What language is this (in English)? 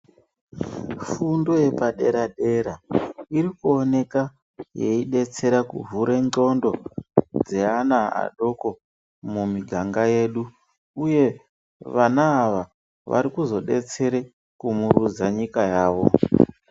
Ndau